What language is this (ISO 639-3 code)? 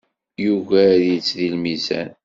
kab